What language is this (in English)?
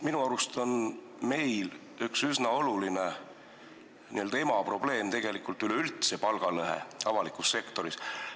Estonian